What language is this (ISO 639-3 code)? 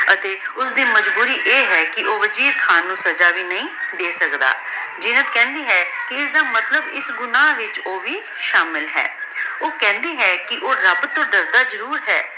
pan